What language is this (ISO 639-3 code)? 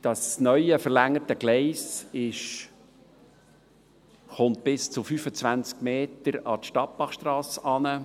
gsw